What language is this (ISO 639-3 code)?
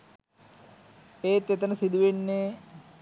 sin